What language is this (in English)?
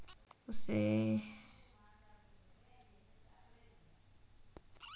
Telugu